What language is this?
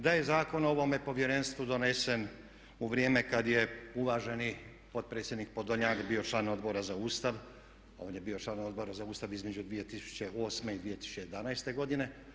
Croatian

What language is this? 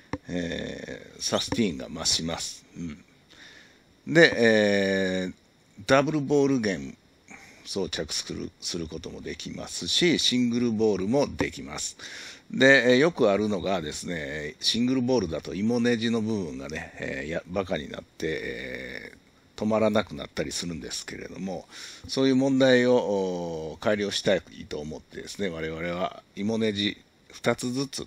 Japanese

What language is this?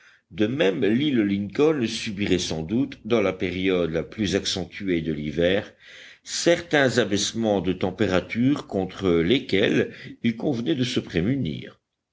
French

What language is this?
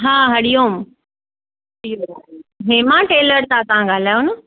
Sindhi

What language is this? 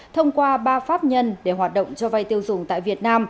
Vietnamese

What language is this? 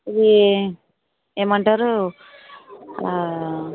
Telugu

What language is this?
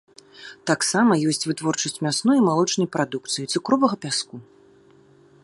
Belarusian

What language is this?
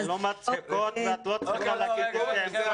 Hebrew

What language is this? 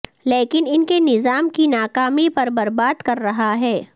Urdu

